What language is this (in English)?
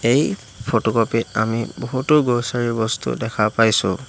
Assamese